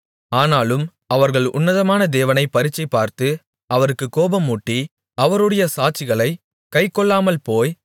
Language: Tamil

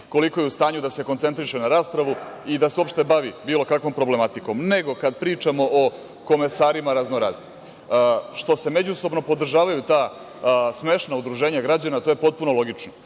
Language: Serbian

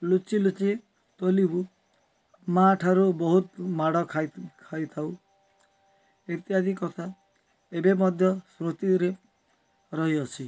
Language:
Odia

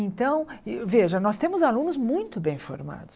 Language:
Portuguese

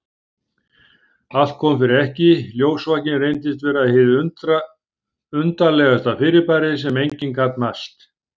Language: Icelandic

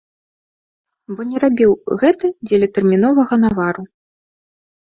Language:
Belarusian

